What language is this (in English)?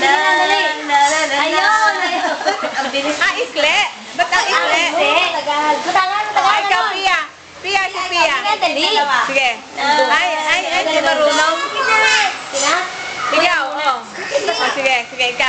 Japanese